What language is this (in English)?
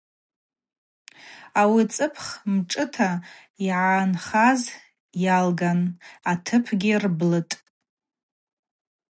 Abaza